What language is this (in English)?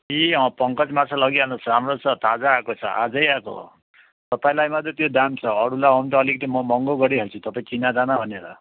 Nepali